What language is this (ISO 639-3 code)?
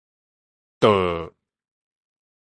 nan